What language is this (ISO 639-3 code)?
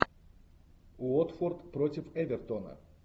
rus